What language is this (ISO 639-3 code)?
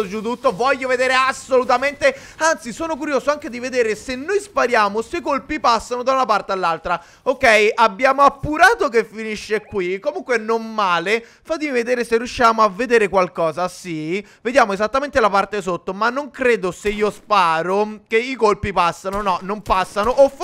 ita